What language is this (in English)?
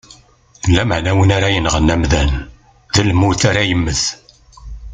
Kabyle